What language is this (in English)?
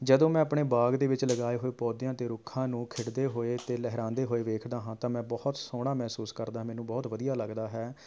Punjabi